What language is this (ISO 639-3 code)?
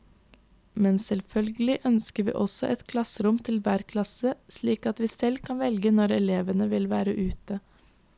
nor